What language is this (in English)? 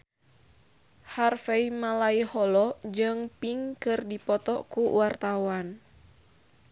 Sundanese